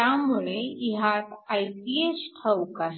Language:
Marathi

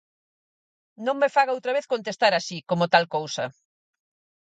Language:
Galician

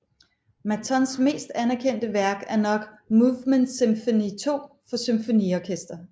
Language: Danish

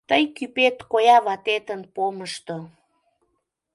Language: Mari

